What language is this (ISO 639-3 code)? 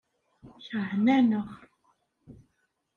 kab